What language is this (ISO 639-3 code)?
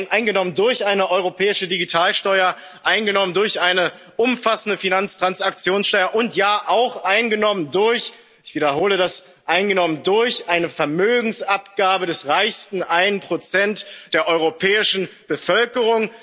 deu